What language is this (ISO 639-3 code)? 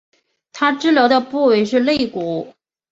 zho